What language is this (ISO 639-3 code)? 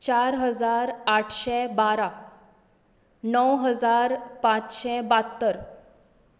kok